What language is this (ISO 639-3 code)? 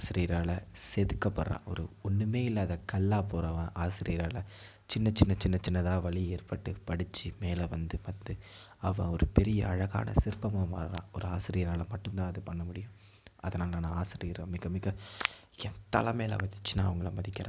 tam